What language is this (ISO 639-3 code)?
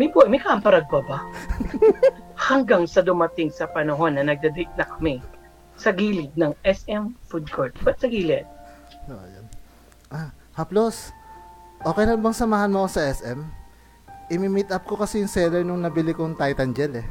fil